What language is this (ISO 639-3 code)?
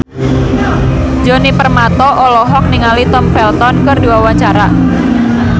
sun